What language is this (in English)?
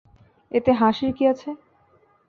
Bangla